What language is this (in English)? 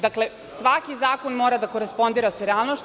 Serbian